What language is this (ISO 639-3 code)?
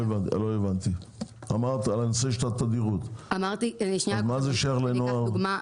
heb